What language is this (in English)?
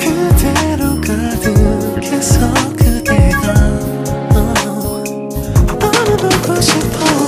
Korean